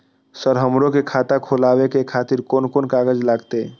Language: Maithili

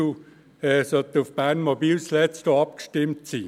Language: Swiss German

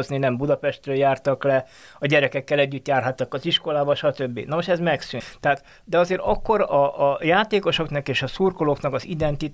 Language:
Hungarian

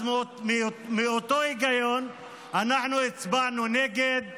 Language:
Hebrew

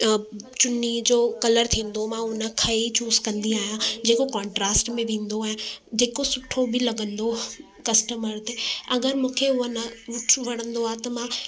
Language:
Sindhi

